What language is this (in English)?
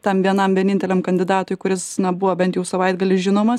Lithuanian